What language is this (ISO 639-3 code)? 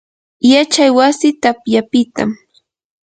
qur